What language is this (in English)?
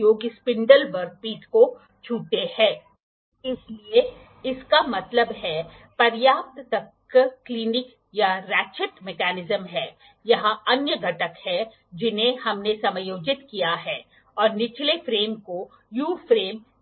Hindi